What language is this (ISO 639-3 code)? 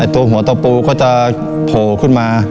tha